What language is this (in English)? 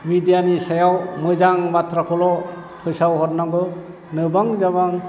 Bodo